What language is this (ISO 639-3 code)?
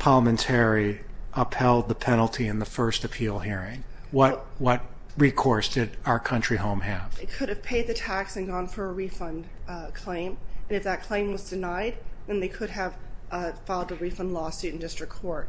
eng